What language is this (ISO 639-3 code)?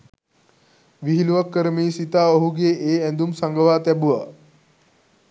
sin